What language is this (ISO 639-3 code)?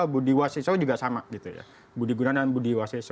ind